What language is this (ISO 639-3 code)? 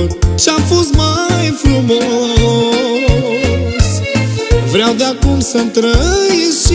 ron